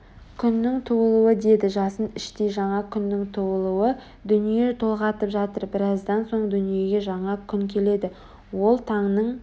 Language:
Kazakh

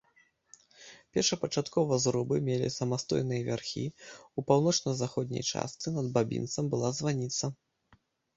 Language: Belarusian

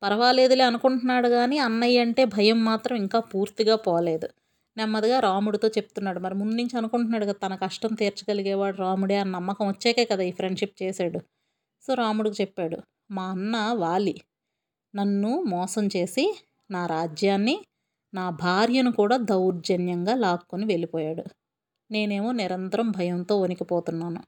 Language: Telugu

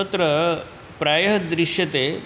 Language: Sanskrit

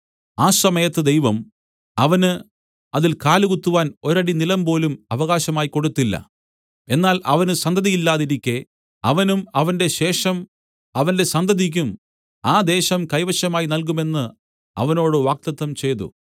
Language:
Malayalam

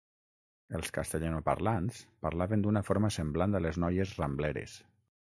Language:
Catalan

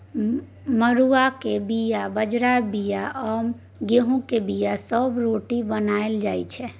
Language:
Maithili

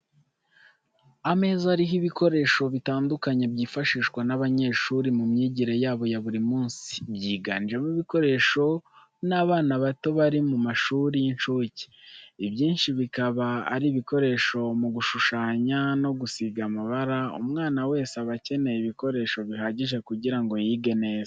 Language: Kinyarwanda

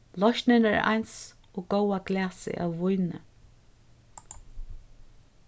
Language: Faroese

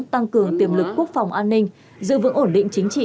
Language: Vietnamese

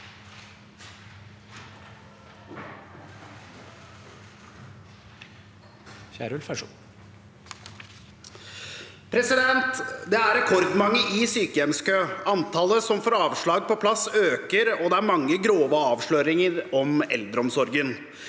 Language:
Norwegian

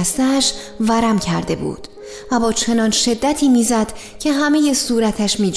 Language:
Persian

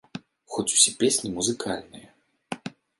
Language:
Belarusian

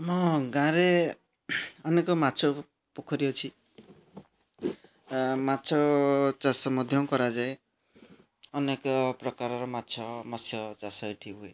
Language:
Odia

